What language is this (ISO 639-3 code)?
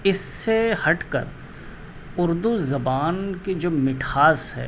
urd